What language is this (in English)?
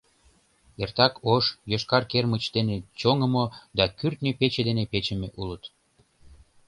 Mari